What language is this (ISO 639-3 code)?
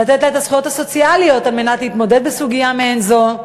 heb